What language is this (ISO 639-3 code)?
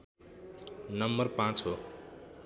nep